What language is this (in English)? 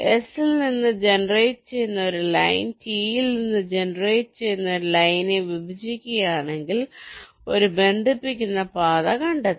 Malayalam